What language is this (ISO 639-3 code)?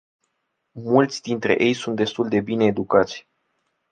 ron